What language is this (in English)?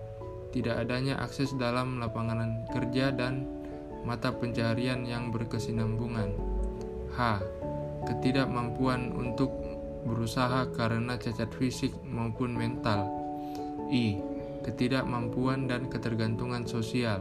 Indonesian